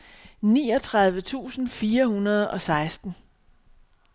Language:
Danish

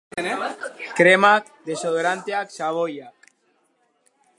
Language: Basque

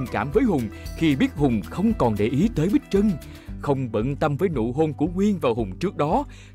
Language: Vietnamese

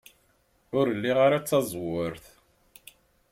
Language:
Kabyle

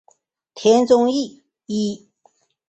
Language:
Chinese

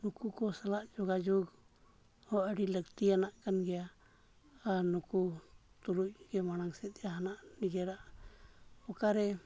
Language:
Santali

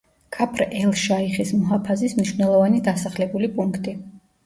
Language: Georgian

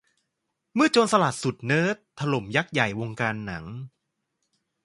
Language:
Thai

